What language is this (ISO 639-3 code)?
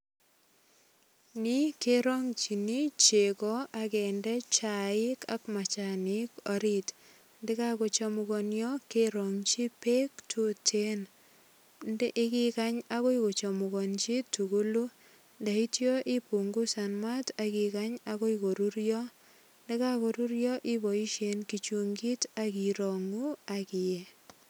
kln